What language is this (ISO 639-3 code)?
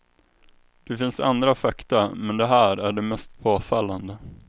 swe